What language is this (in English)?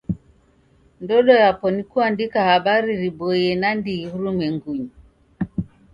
Taita